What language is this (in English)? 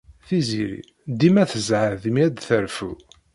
Kabyle